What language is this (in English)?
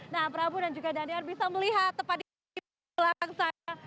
Indonesian